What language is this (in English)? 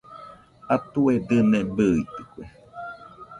Nüpode Huitoto